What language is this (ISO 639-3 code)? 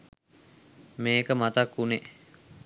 sin